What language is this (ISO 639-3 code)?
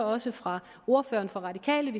dan